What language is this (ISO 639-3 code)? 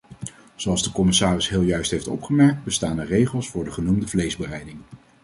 nld